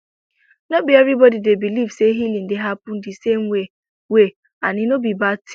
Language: Nigerian Pidgin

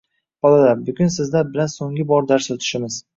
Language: Uzbek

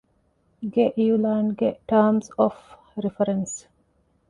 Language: Divehi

